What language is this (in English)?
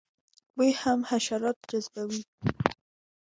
Pashto